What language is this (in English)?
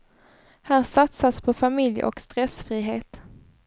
Swedish